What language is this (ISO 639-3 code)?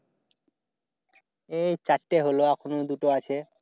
ben